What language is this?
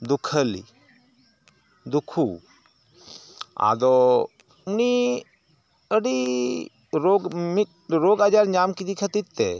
Santali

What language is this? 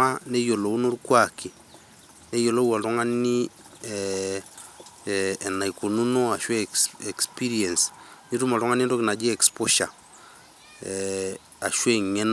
Masai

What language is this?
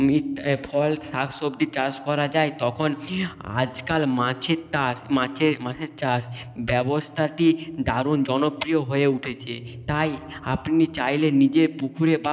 Bangla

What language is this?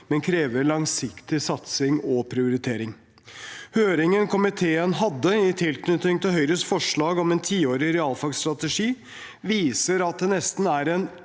Norwegian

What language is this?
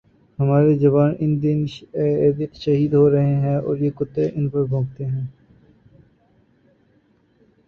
Urdu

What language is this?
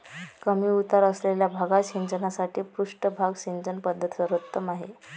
Marathi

